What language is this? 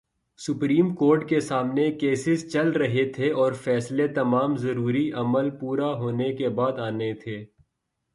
Urdu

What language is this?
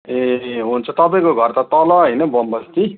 Nepali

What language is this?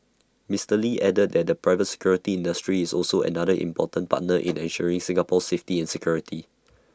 English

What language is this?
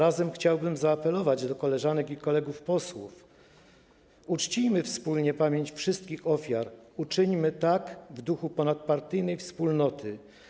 Polish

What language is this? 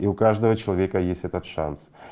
Russian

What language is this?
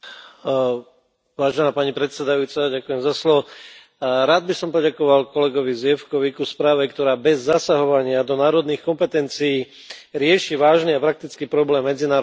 Slovak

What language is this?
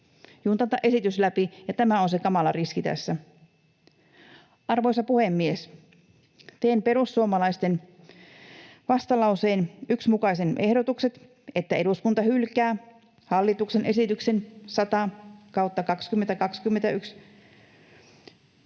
Finnish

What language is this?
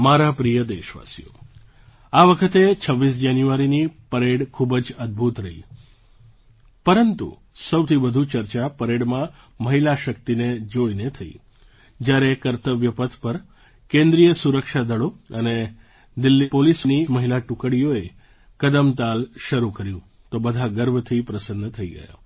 Gujarati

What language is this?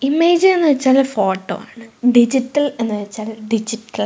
Malayalam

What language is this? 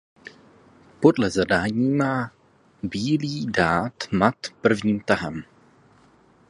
Czech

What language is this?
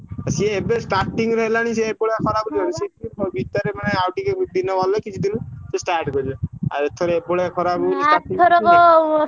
Odia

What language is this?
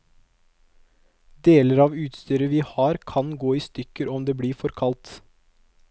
Norwegian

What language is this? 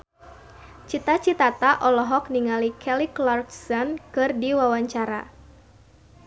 Sundanese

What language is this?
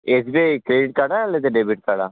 Telugu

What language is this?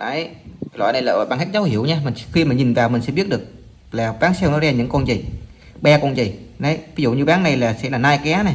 Vietnamese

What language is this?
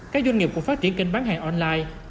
Vietnamese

